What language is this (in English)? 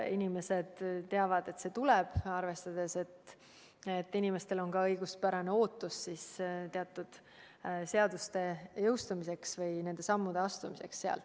Estonian